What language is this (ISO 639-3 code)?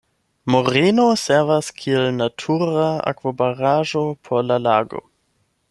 epo